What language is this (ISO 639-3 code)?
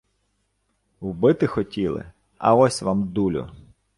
ukr